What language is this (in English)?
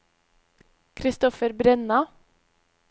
Norwegian